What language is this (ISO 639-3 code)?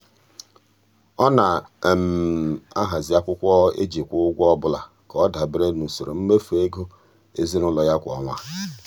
ibo